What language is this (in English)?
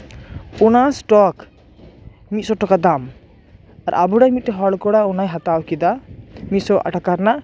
Santali